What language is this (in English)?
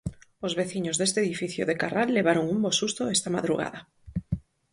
Galician